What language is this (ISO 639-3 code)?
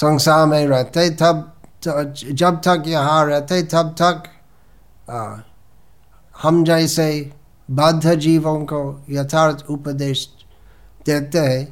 hin